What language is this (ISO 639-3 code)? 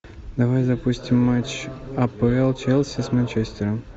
rus